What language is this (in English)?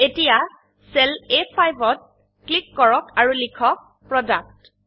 Assamese